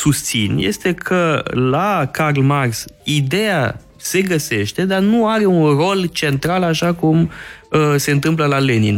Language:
Romanian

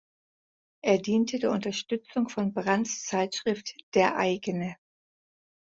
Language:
German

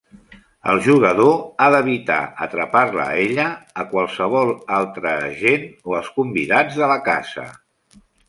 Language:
Catalan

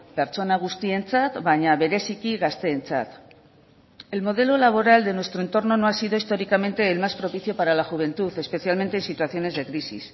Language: Spanish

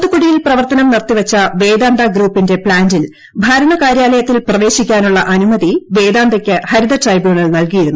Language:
Malayalam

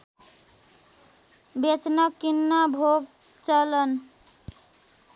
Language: Nepali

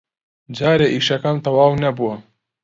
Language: Central Kurdish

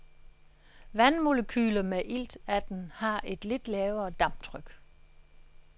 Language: Danish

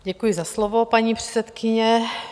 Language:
Czech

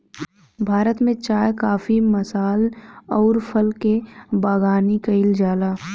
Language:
Bhojpuri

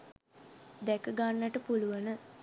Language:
Sinhala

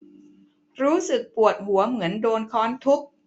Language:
Thai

